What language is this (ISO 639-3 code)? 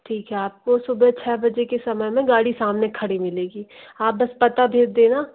hin